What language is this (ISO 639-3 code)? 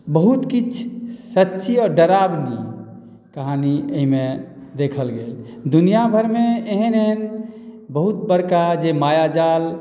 mai